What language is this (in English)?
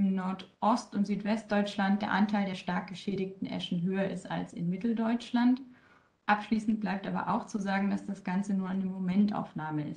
German